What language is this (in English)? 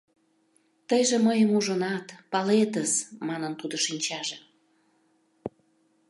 Mari